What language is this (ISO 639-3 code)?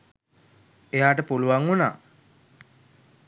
sin